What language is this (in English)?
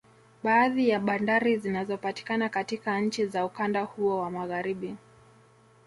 Swahili